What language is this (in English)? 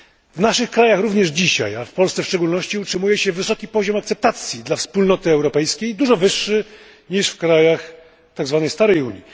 Polish